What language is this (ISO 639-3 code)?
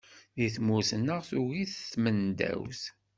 kab